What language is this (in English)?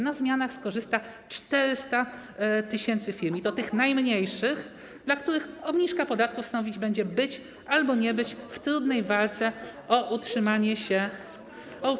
Polish